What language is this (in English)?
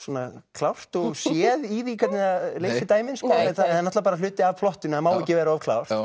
Icelandic